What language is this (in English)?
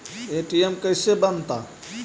Magahi